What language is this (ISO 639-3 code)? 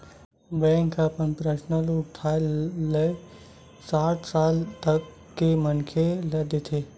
hne